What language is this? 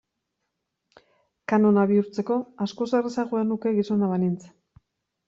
Basque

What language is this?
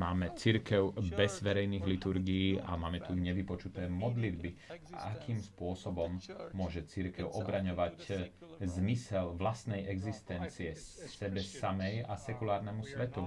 Slovak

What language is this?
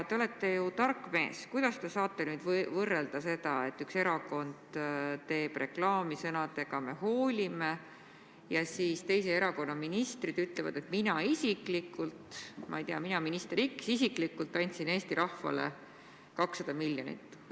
Estonian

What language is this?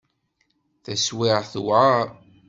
Kabyle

